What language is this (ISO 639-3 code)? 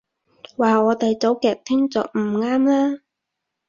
yue